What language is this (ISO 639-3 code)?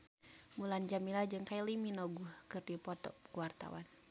sun